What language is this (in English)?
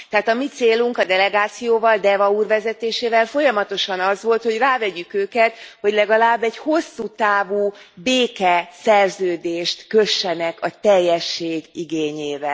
Hungarian